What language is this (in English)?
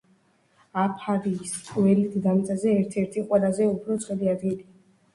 Georgian